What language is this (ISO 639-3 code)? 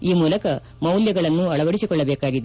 kan